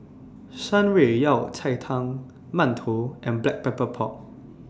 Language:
English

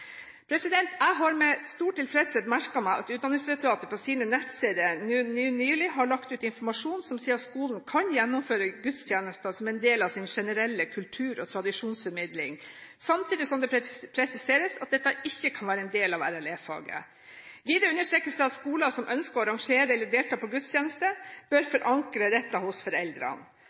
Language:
Norwegian Bokmål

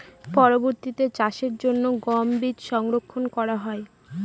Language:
Bangla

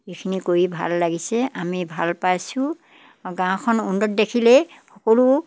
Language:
Assamese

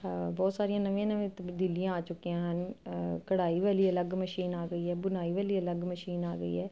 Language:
Punjabi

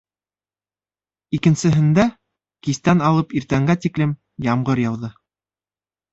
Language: Bashkir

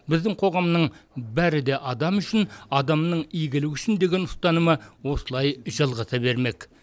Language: Kazakh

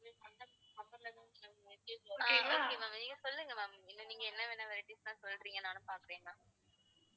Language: Tamil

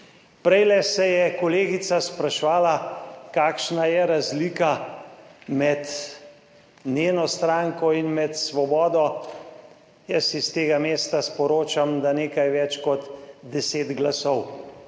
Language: Slovenian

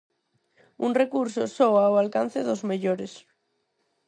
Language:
Galician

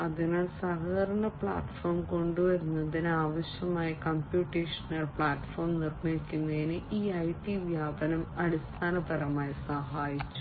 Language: Malayalam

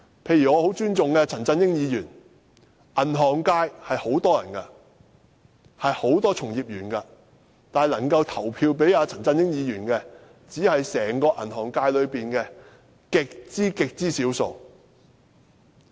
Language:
Cantonese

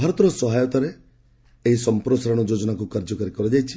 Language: Odia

